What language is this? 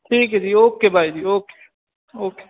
Punjabi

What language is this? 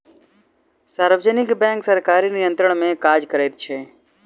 Maithili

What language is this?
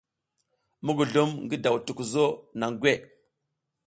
South Giziga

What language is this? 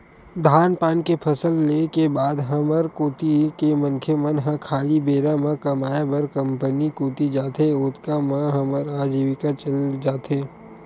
Chhattisgarhi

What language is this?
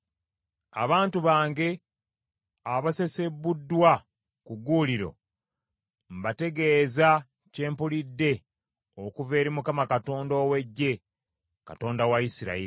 Ganda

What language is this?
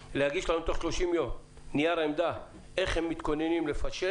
Hebrew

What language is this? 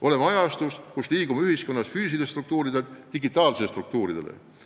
Estonian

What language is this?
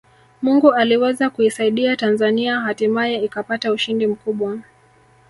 Swahili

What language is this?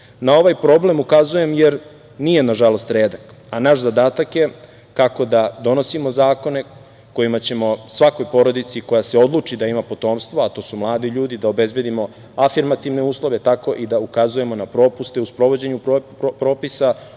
Serbian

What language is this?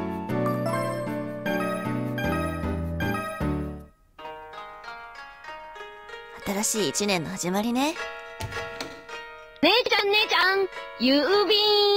Japanese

